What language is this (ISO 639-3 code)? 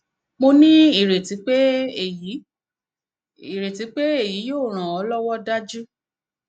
yor